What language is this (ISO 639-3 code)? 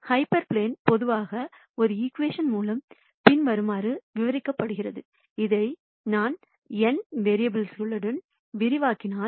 tam